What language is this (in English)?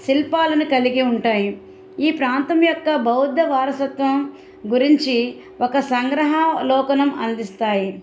Telugu